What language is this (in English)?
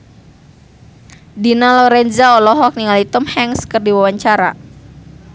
Sundanese